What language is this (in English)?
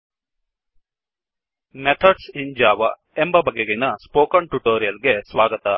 Kannada